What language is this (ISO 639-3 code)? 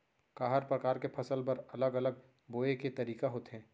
hne